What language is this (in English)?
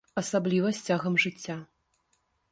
Belarusian